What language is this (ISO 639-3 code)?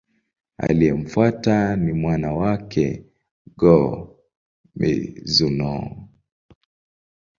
swa